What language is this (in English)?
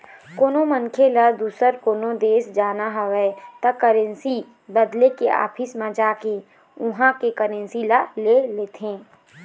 Chhattisgarhi